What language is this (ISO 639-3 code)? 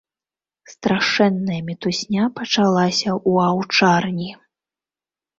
bel